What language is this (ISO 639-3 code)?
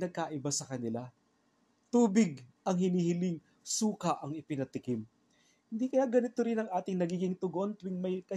fil